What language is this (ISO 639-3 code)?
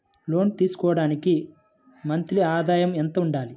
tel